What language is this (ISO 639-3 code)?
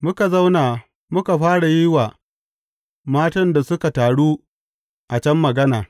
hau